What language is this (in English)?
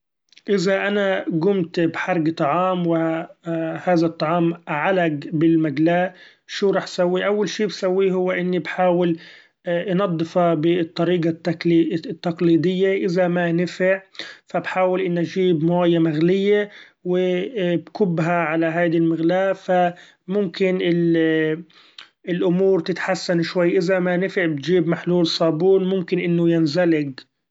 Gulf Arabic